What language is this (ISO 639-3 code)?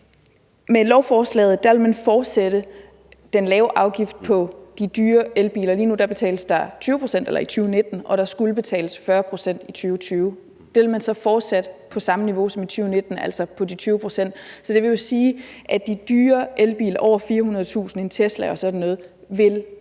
dan